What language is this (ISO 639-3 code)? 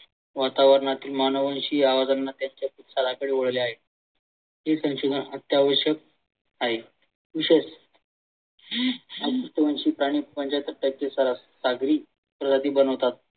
mar